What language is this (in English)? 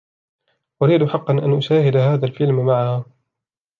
Arabic